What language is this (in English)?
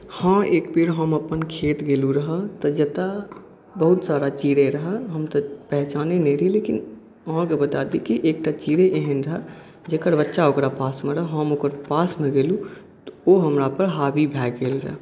Maithili